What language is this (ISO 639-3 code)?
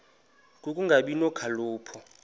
xho